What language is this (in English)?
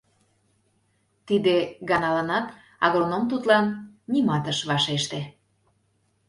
Mari